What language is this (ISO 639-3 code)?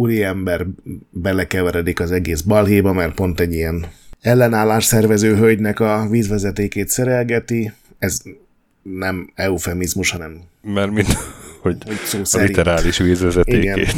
hun